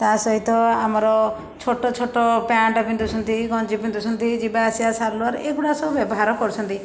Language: Odia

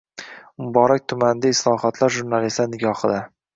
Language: Uzbek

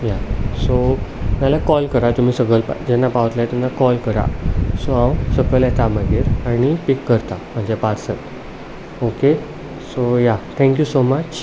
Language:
Konkani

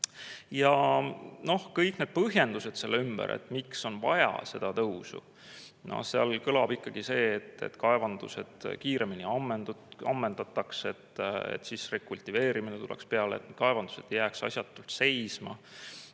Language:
Estonian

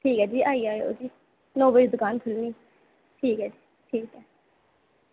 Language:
Dogri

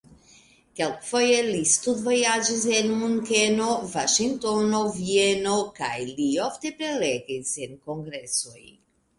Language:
Esperanto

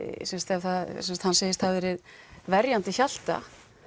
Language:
Icelandic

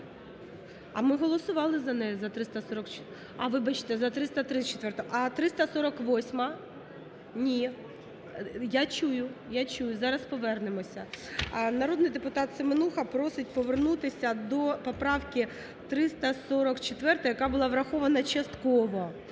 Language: Ukrainian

